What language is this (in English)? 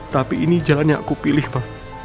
Indonesian